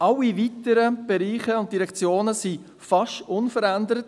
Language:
Swiss German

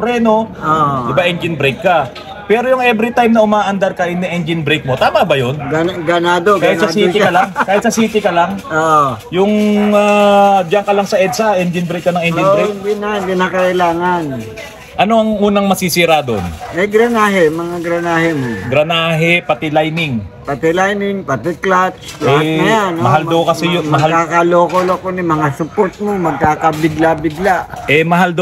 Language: Filipino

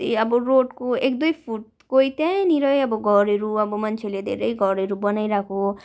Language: Nepali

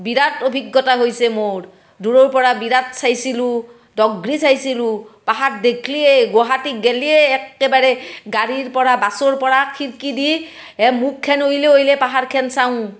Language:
Assamese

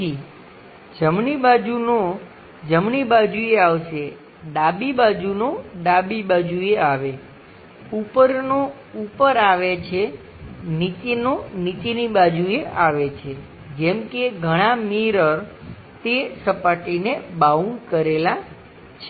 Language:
Gujarati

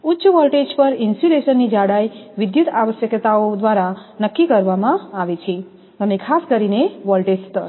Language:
Gujarati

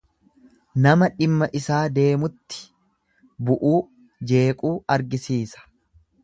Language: Oromo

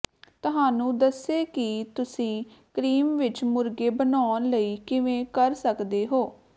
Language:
Punjabi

